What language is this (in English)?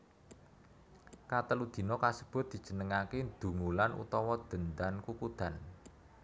Javanese